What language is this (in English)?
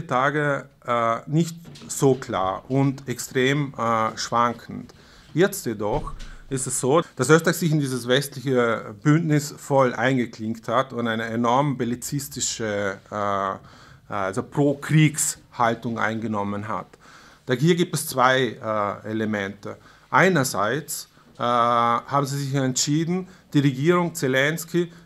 German